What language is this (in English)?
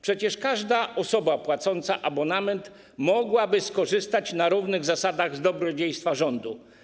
Polish